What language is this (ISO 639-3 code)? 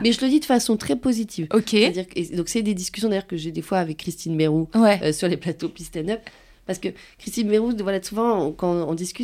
fra